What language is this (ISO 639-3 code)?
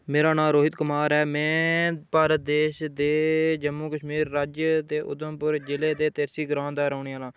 doi